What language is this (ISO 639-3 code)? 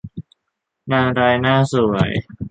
tha